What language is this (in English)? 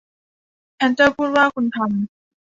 Thai